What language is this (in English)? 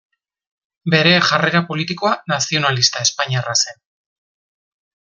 Basque